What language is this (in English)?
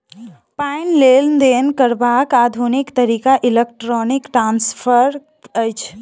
Maithili